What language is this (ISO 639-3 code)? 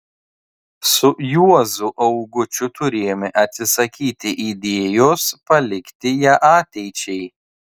lit